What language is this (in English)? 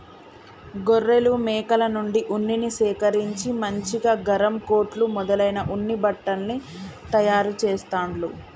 Telugu